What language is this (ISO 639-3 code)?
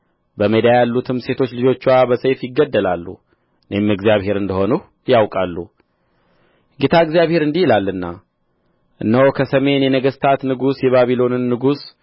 amh